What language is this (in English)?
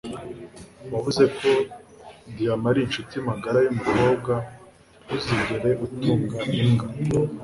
Kinyarwanda